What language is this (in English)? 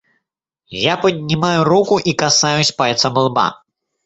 Russian